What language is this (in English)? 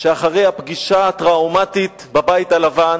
Hebrew